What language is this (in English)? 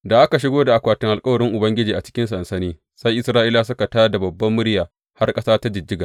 Hausa